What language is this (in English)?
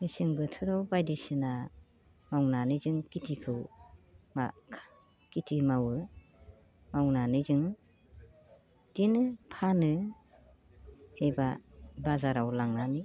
Bodo